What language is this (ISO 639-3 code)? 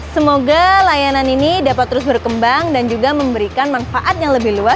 ind